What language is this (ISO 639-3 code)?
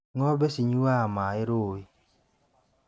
kik